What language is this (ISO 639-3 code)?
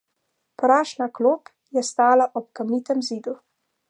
slv